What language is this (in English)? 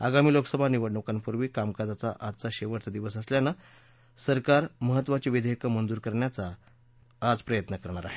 Marathi